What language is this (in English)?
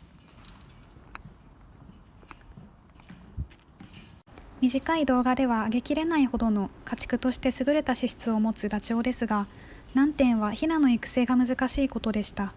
Japanese